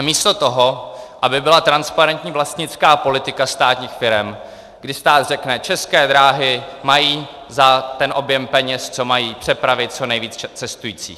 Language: Czech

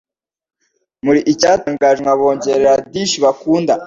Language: Kinyarwanda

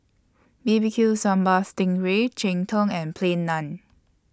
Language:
English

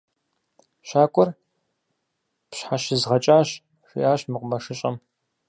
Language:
Kabardian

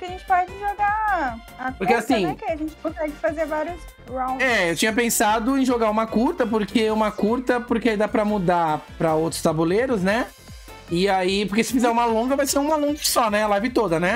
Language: Portuguese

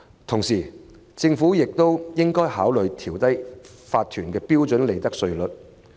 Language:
Cantonese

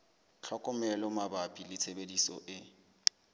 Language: Southern Sotho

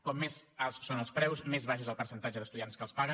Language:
Catalan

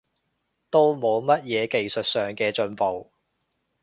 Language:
Cantonese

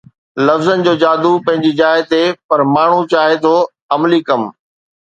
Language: Sindhi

